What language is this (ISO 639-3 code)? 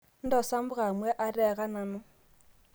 mas